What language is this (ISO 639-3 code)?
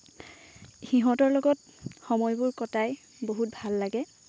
asm